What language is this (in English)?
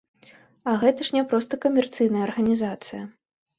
Belarusian